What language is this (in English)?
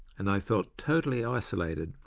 English